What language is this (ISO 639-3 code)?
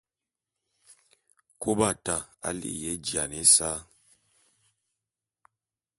bum